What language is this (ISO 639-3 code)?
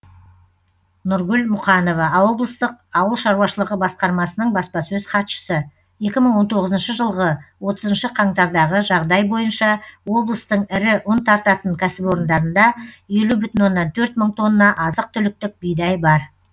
kaz